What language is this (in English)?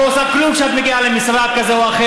Hebrew